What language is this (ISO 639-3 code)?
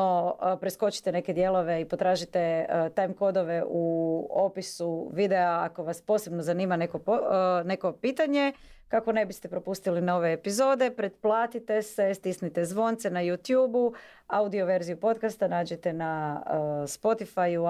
hrv